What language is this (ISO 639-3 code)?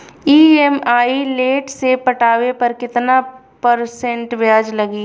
bho